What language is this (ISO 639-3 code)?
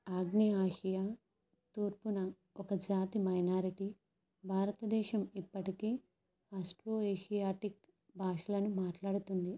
tel